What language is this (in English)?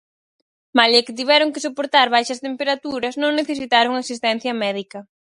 Galician